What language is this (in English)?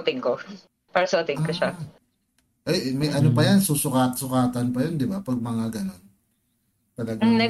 Filipino